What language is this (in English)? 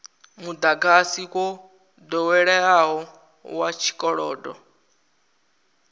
Venda